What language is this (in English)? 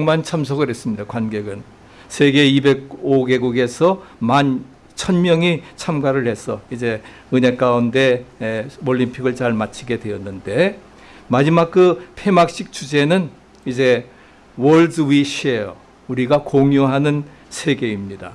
Korean